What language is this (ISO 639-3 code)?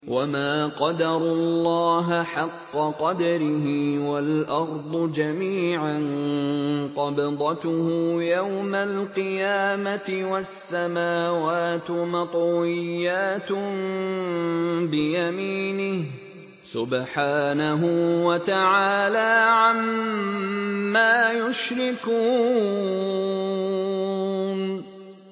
ara